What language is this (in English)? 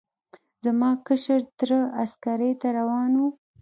Pashto